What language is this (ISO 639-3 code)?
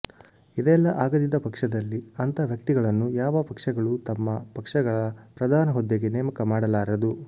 kan